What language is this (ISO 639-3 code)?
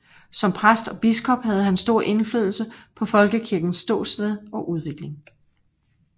dan